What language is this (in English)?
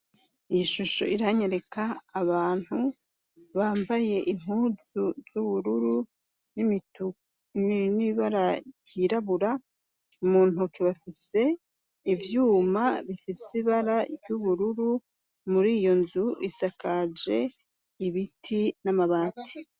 Rundi